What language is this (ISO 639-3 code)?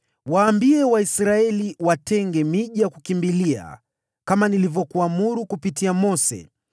swa